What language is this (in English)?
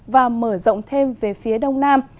Vietnamese